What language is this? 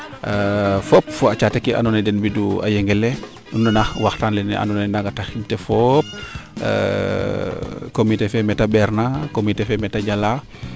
Serer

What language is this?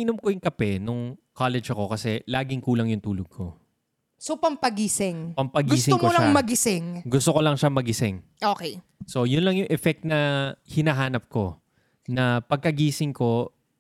Filipino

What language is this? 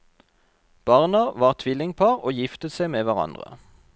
Norwegian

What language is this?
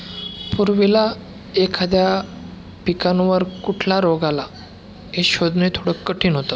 Marathi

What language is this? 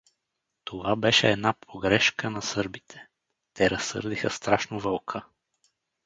Bulgarian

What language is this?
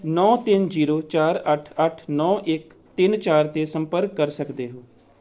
Punjabi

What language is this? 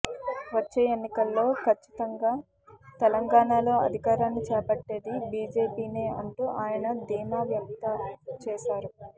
Telugu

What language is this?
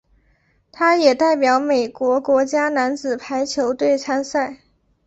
Chinese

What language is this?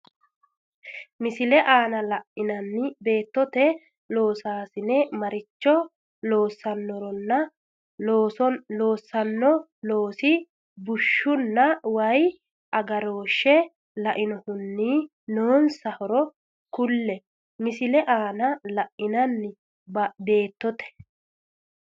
Sidamo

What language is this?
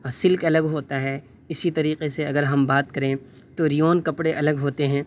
Urdu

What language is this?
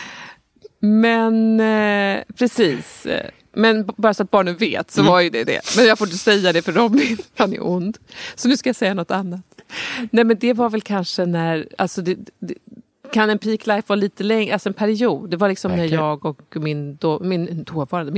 Swedish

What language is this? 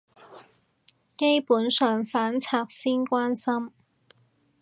Cantonese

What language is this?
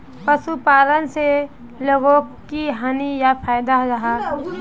Magahi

